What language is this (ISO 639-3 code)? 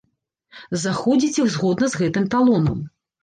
bel